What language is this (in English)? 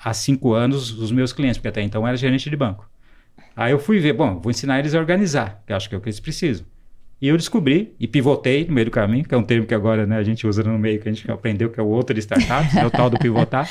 Portuguese